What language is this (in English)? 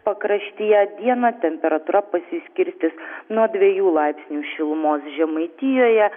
Lithuanian